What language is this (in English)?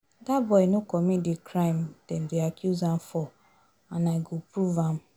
Nigerian Pidgin